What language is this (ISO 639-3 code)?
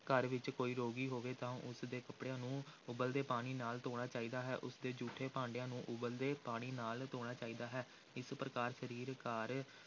pan